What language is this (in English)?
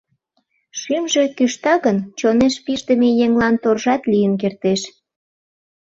Mari